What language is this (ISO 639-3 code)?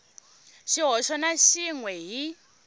tso